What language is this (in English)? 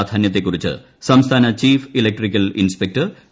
Malayalam